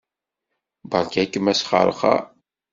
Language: Kabyle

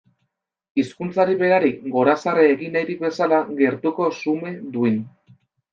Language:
Basque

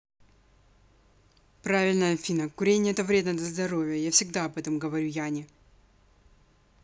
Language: Russian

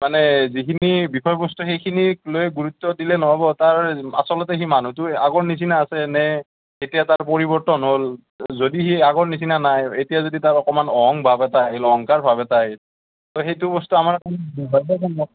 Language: Assamese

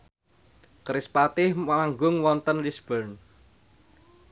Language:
Javanese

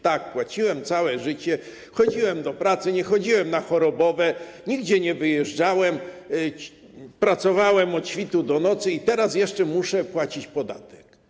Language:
Polish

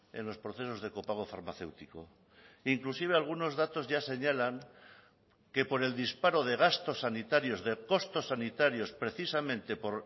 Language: Spanish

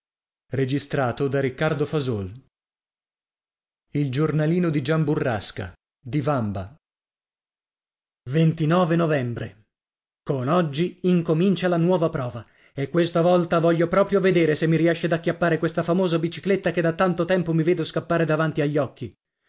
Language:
Italian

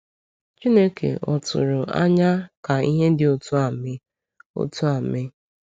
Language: Igbo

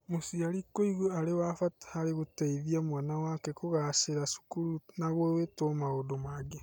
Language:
Kikuyu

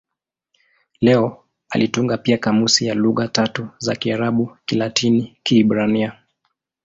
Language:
Swahili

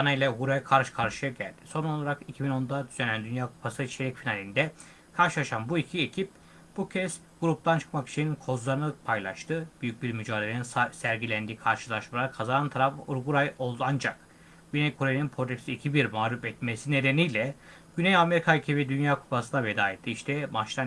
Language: Turkish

